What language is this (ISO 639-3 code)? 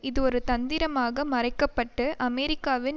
tam